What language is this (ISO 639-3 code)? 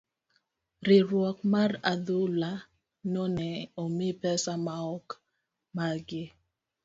luo